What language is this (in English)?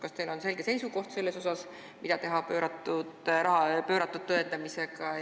Estonian